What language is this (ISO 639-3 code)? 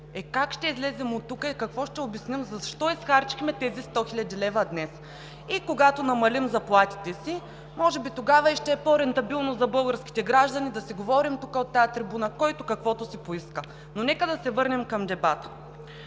bul